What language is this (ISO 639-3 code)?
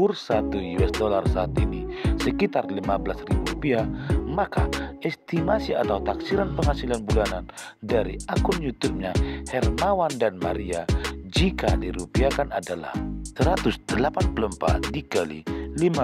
ind